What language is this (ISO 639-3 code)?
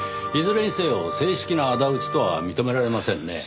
jpn